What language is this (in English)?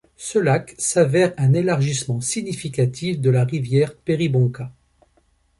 French